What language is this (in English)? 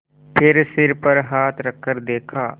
Hindi